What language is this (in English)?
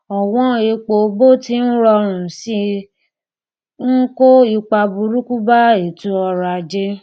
Yoruba